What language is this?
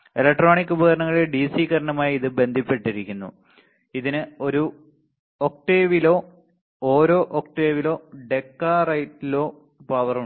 Malayalam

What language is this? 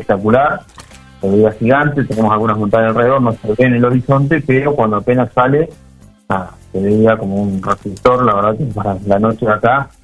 Spanish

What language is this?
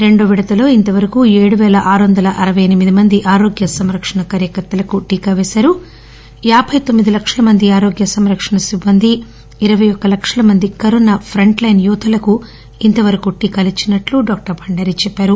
Telugu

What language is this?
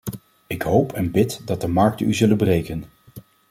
Dutch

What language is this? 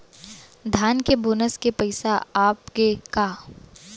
Chhattisgarhi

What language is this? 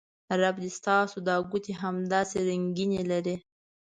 Pashto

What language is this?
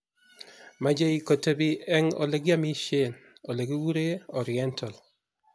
Kalenjin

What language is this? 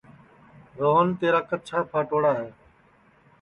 Sansi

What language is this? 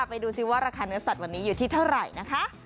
Thai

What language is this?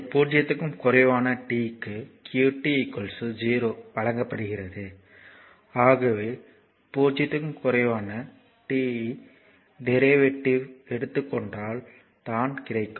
Tamil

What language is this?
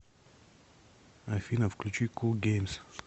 Russian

